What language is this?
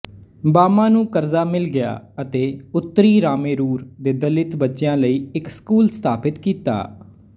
Punjabi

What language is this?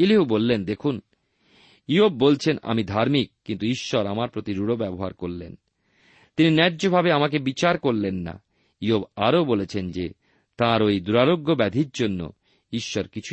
Bangla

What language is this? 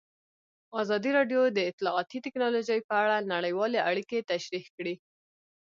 Pashto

